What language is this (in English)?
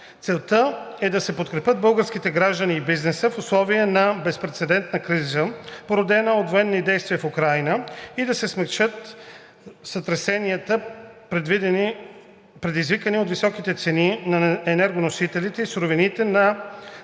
Bulgarian